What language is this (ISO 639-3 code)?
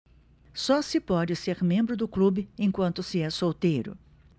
por